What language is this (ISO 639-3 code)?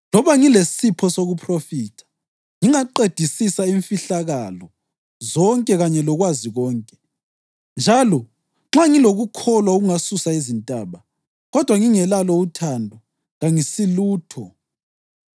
nde